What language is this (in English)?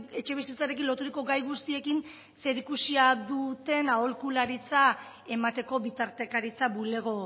Basque